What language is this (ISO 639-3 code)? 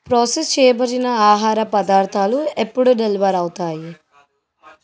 tel